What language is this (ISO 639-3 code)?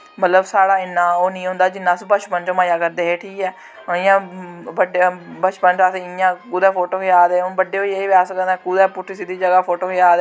doi